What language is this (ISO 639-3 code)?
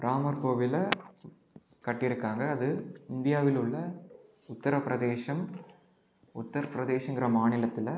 tam